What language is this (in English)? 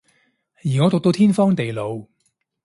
Cantonese